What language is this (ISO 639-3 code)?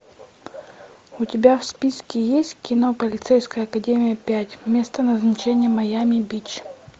rus